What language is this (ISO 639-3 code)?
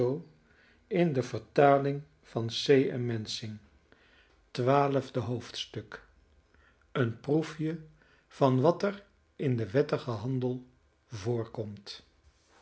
nld